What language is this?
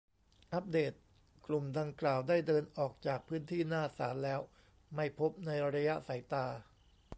Thai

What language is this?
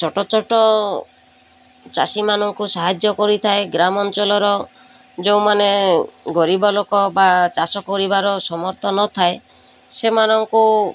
Odia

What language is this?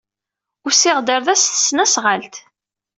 Kabyle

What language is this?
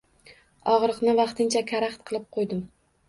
Uzbek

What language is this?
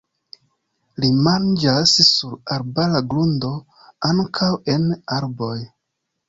Esperanto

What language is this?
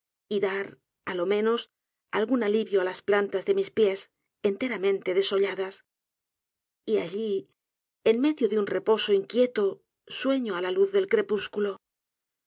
Spanish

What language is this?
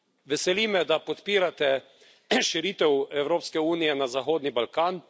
Slovenian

